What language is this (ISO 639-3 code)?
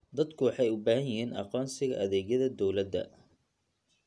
som